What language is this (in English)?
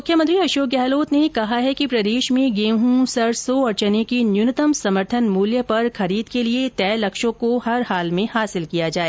Hindi